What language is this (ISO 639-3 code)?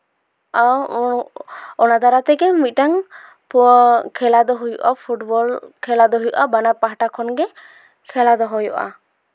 sat